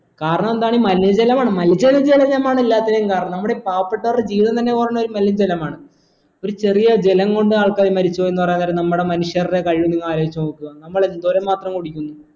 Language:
Malayalam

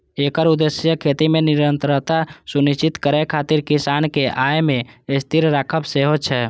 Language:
Maithili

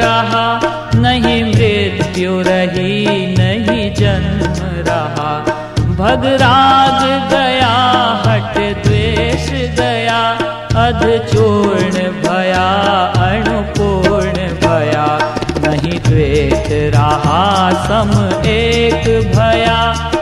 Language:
Hindi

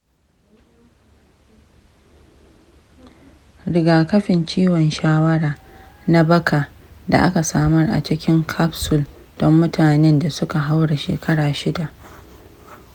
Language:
Hausa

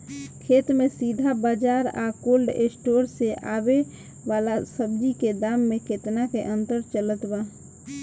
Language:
Bhojpuri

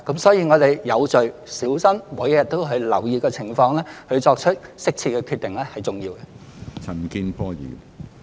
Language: Cantonese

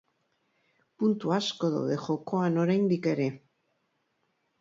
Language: Basque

